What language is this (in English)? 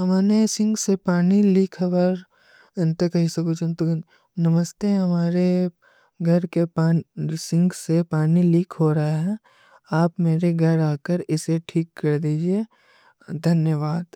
Kui (India)